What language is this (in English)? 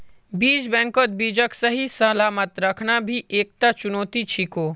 Magahi